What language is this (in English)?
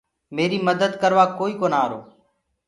Gurgula